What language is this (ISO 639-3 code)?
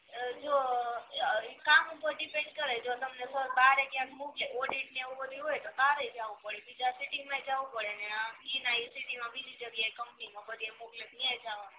guj